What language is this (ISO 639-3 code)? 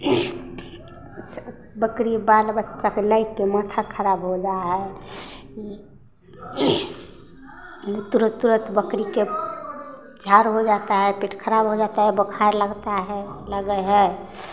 mai